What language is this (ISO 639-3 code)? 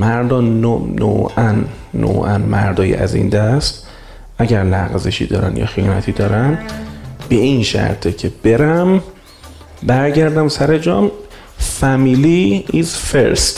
fas